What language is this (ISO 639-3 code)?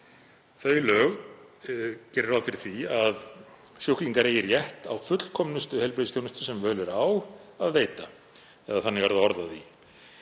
isl